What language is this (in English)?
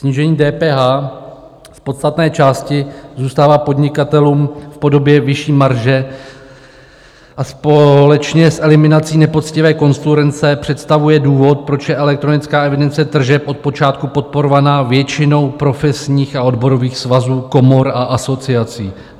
Czech